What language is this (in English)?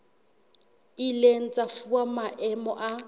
Southern Sotho